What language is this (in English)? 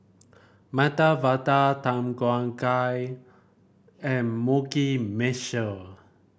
English